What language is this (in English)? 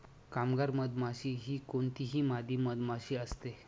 Marathi